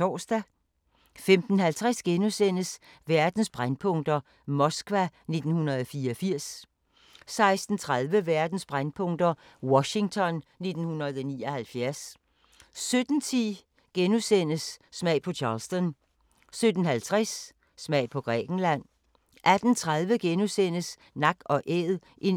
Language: Danish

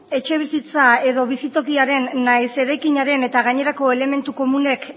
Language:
Basque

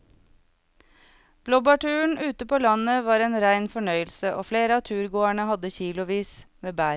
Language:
Norwegian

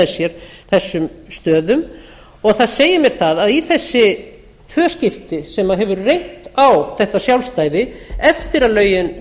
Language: Icelandic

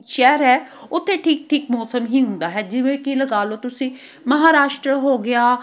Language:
Punjabi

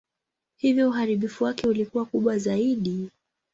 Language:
Swahili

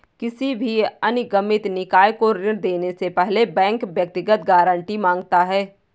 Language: Hindi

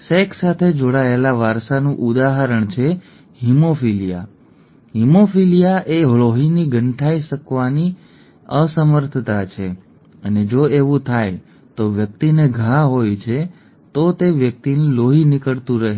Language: Gujarati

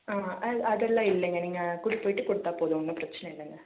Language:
Tamil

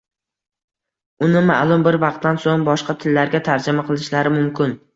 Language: Uzbek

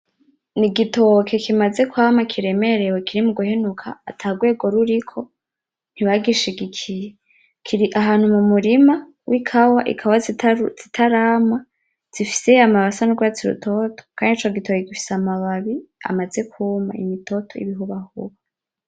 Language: Rundi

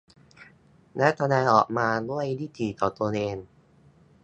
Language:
Thai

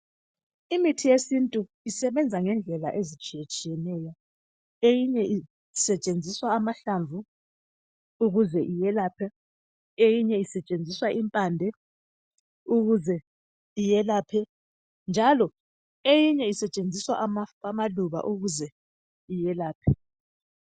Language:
North Ndebele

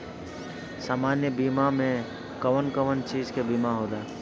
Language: Bhojpuri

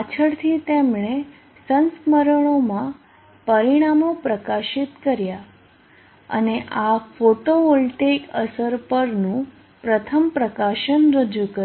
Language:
Gujarati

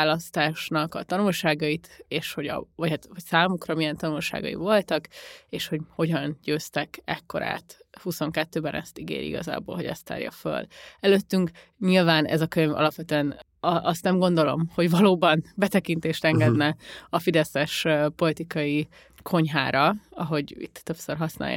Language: Hungarian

